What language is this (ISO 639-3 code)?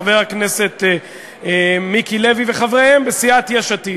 heb